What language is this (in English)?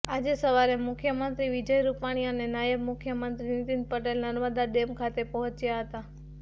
Gujarati